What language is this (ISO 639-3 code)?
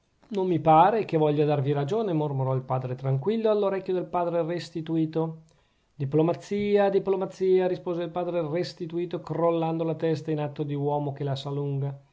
ita